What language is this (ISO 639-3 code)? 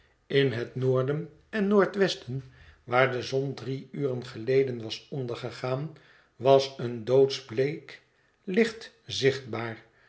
nld